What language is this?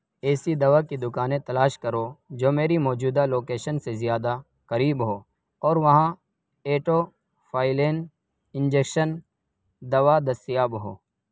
Urdu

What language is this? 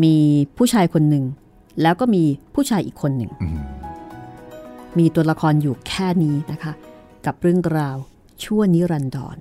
Thai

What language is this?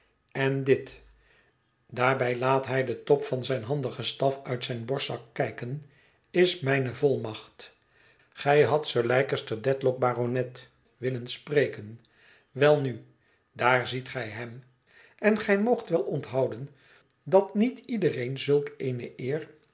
Dutch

